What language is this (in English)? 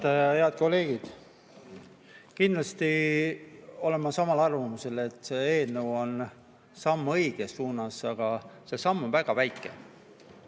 Estonian